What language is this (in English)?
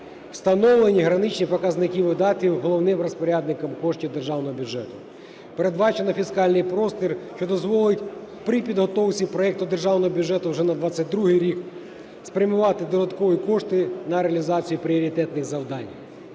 Ukrainian